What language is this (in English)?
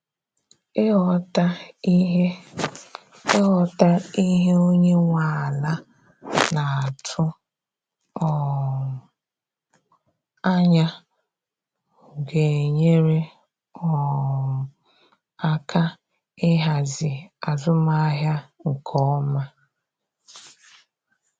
Igbo